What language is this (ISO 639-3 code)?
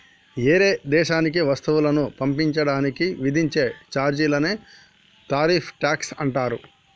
tel